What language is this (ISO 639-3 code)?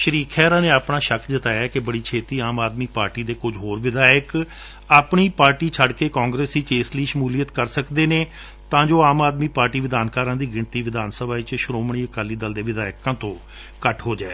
pan